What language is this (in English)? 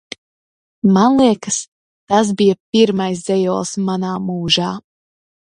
Latvian